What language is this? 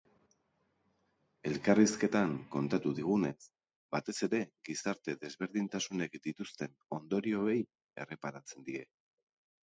Basque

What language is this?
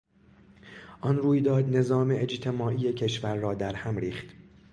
Persian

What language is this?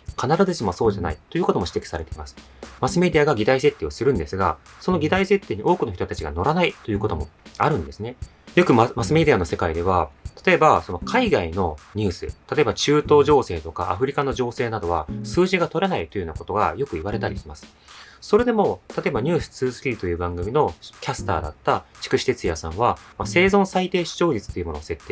Japanese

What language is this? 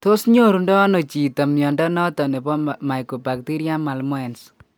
Kalenjin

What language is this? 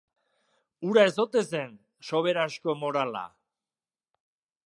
Basque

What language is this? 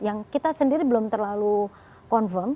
Indonesian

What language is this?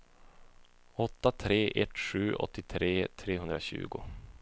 Swedish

